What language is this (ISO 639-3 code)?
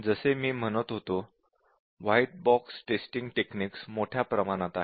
mar